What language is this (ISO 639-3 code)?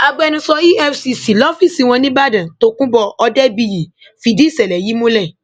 yor